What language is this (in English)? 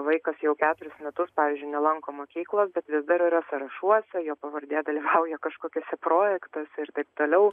Lithuanian